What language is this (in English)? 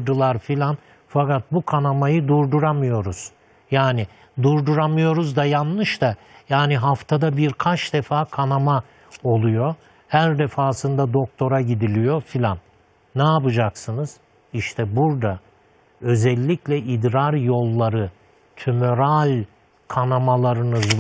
Turkish